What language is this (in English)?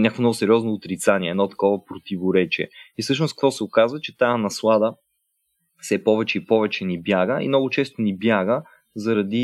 Bulgarian